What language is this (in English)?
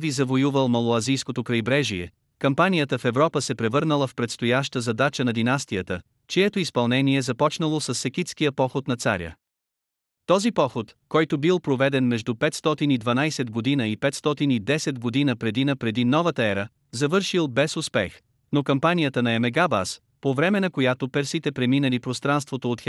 Bulgarian